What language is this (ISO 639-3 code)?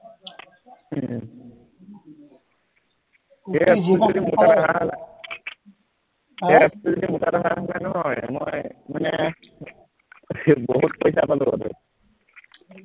asm